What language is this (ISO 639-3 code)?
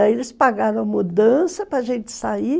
por